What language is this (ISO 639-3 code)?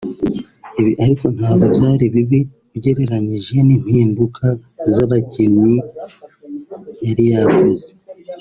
kin